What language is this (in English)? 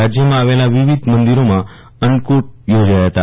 Gujarati